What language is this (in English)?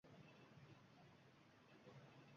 Uzbek